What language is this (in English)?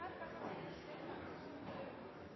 Norwegian Nynorsk